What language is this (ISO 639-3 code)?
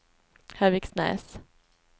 swe